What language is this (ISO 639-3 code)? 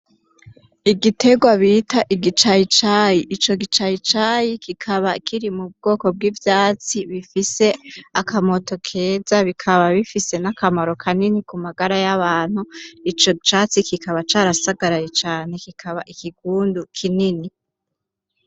run